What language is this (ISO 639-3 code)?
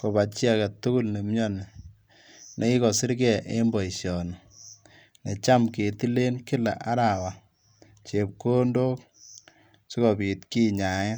kln